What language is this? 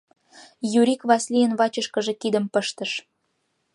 Mari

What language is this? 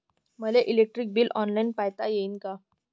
Marathi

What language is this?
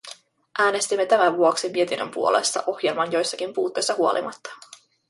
Finnish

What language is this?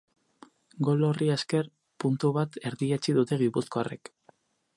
Basque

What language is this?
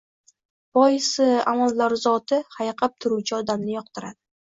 Uzbek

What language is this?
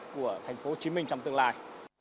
Vietnamese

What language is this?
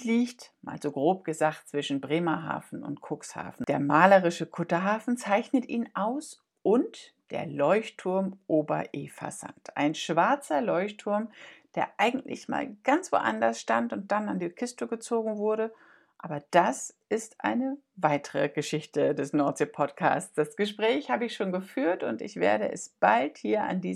German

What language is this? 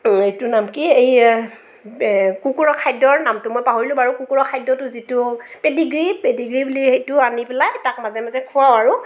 Assamese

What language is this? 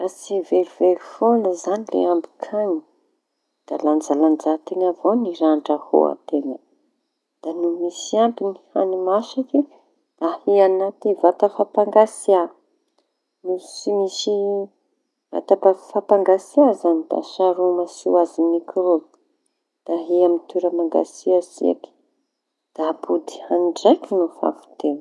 Tanosy Malagasy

